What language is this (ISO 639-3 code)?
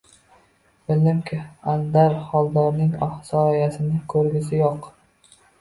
uzb